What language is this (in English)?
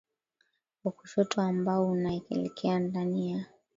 Swahili